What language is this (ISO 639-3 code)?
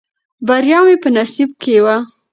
pus